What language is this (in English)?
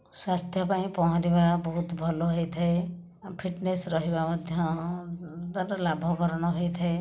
Odia